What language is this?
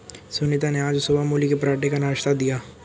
Hindi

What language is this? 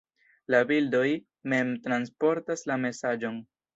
Esperanto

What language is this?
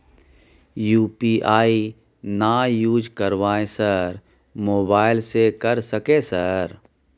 Maithili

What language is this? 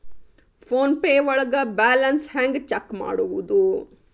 Kannada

